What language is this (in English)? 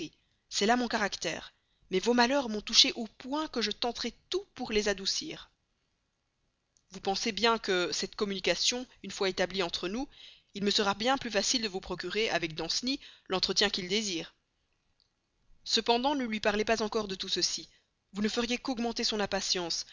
French